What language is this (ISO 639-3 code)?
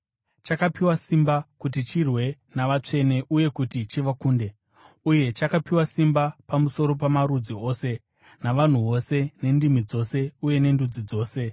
sna